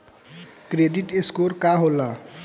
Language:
Bhojpuri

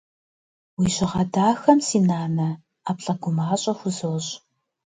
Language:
Kabardian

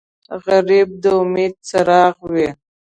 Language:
Pashto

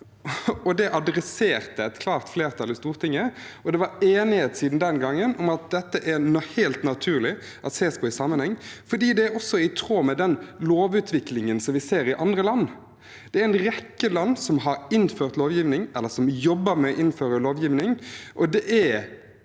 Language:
Norwegian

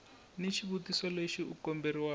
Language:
Tsonga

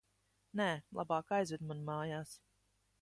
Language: Latvian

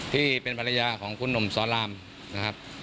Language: Thai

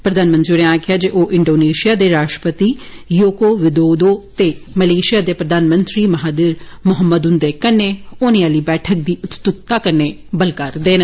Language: Dogri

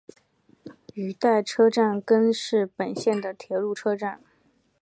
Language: Chinese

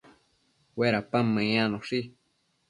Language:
Matsés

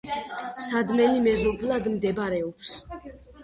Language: Georgian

